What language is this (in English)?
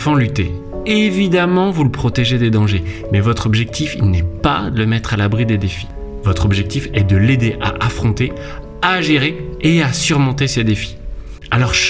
French